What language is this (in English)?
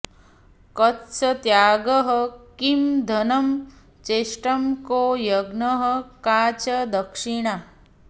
Sanskrit